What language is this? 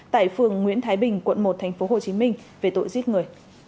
Vietnamese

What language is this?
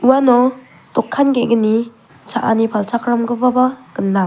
Garo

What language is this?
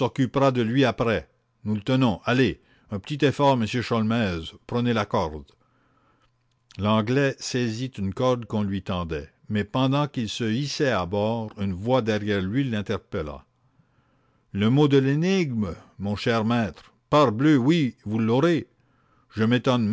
French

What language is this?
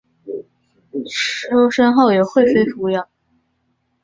Chinese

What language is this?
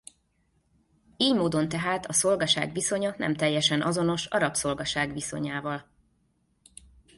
Hungarian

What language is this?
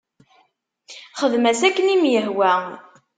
Kabyle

